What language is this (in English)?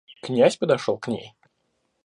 Russian